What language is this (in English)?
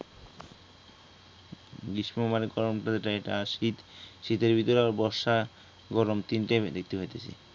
Bangla